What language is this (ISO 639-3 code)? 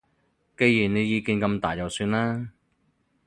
yue